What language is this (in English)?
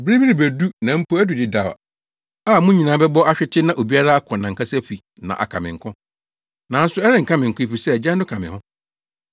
Akan